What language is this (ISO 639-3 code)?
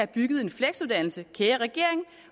dan